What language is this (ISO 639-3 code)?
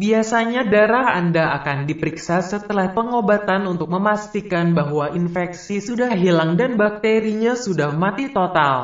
ind